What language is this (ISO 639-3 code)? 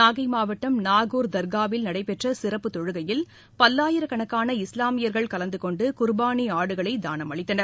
tam